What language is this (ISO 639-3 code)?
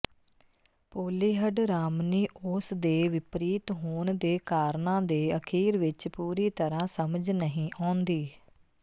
pan